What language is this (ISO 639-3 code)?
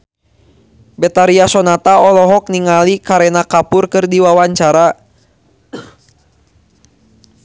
sun